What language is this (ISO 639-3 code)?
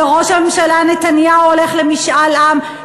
heb